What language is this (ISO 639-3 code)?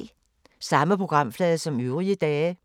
dan